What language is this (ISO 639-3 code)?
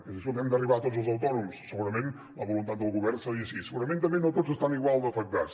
cat